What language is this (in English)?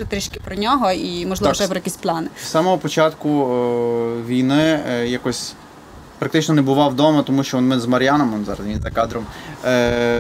Ukrainian